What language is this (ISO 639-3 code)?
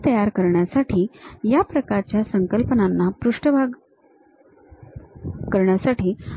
mar